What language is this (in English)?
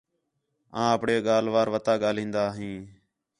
Khetrani